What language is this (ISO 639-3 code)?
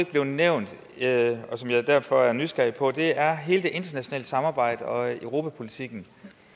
dan